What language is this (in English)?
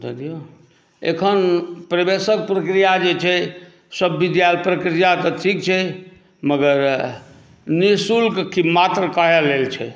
Maithili